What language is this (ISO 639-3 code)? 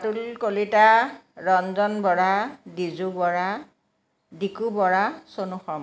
asm